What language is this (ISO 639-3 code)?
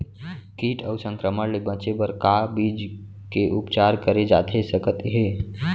hne